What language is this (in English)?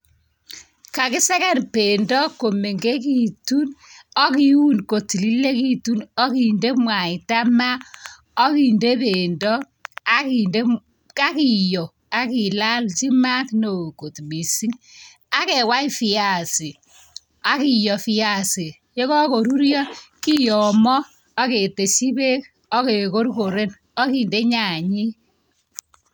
Kalenjin